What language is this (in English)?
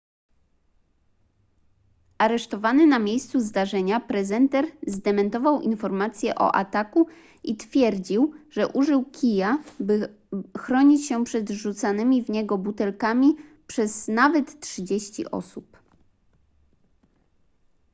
Polish